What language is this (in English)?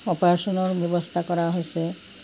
Assamese